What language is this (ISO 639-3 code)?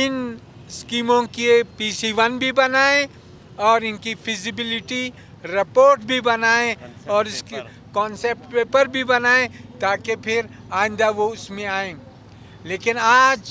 hin